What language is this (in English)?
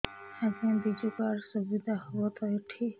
Odia